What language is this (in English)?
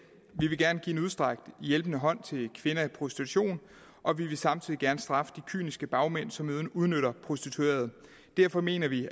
Danish